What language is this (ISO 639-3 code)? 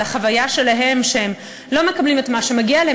heb